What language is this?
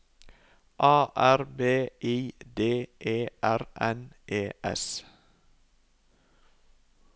Norwegian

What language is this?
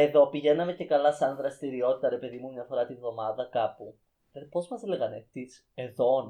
Greek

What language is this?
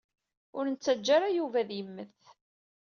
Kabyle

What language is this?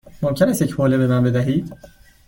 Persian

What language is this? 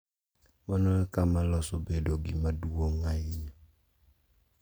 Luo (Kenya and Tanzania)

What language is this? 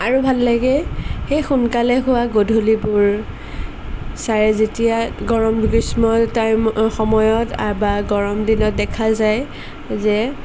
Assamese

